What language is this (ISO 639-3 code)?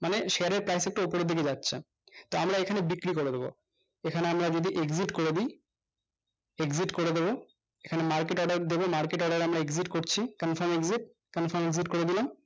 ben